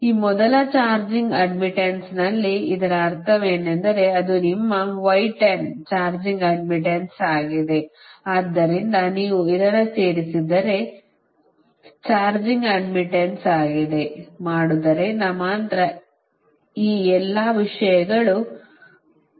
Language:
Kannada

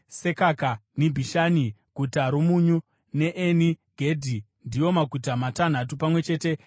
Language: Shona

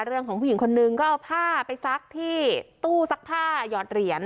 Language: Thai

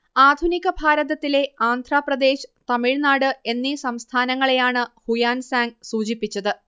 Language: Malayalam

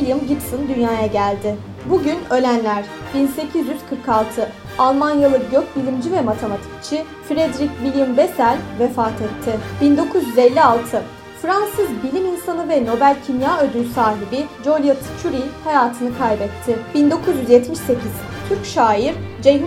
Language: Turkish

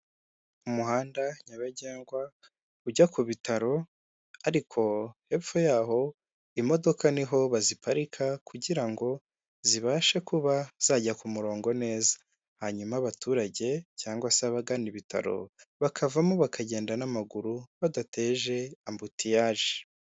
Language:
Kinyarwanda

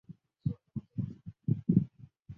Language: Chinese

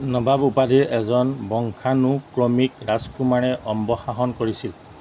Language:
Assamese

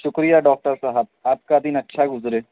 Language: Urdu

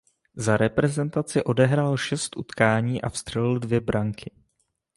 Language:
Czech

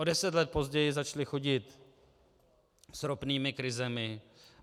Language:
Czech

